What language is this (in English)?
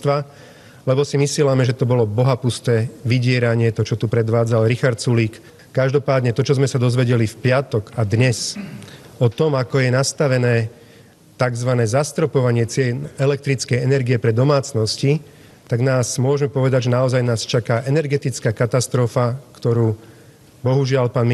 Slovak